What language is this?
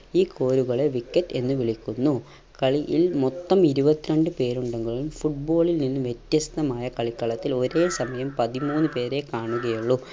Malayalam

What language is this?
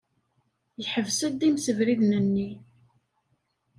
Kabyle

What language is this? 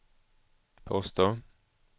Swedish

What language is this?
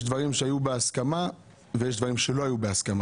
Hebrew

